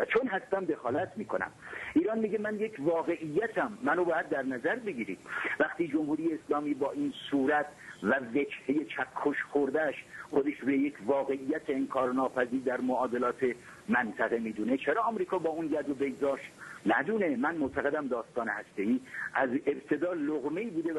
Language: Persian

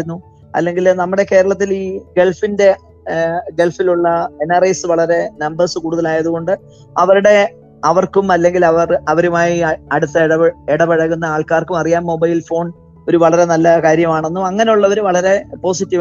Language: Malayalam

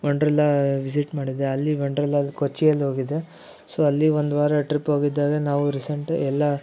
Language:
Kannada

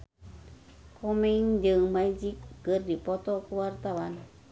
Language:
Sundanese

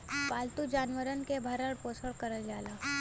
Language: Bhojpuri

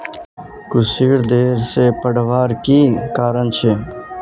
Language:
Magahi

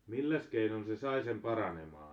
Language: Finnish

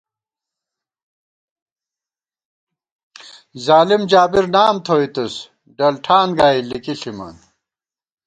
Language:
Gawar-Bati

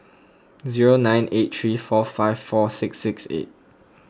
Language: English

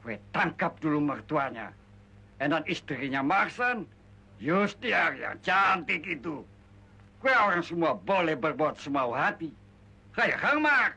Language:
Indonesian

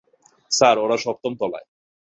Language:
Bangla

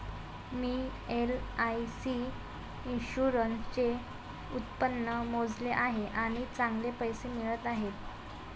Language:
Marathi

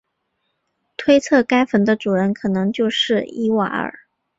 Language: Chinese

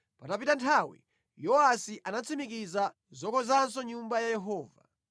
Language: Nyanja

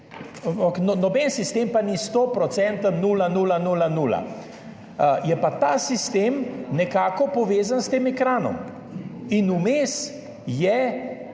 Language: Slovenian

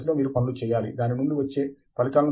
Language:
Telugu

